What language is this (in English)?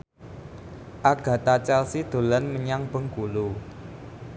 Javanese